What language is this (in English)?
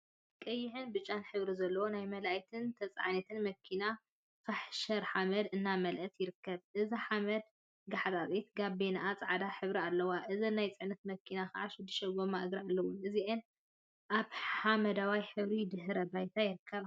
Tigrinya